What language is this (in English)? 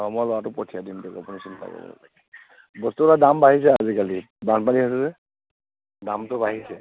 Assamese